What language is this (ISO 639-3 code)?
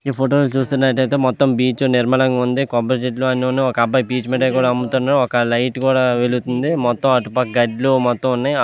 tel